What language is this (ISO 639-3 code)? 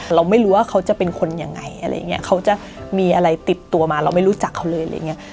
tha